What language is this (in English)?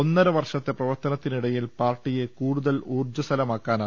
Malayalam